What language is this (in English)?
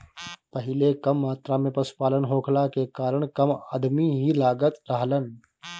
Bhojpuri